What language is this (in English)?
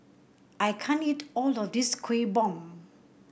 English